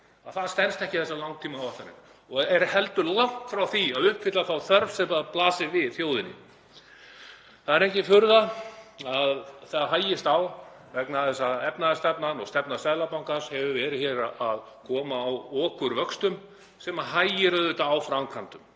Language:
Icelandic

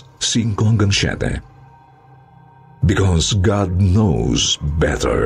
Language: Filipino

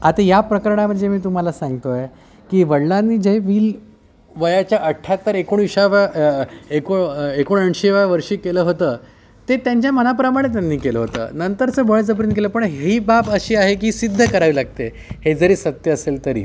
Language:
Marathi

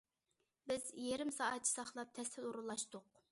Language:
Uyghur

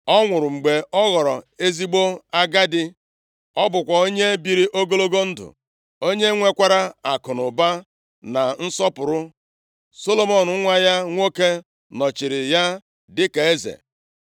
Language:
Igbo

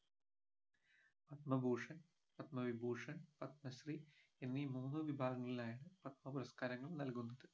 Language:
Malayalam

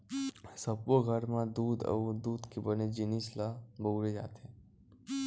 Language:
Chhattisgarhi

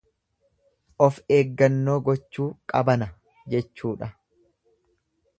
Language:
Oromo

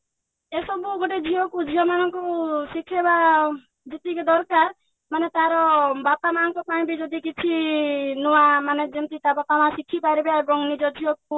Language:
Odia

